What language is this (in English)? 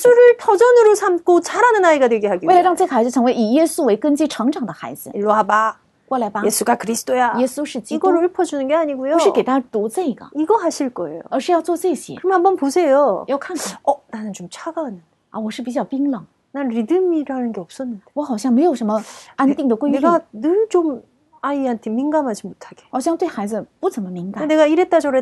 Korean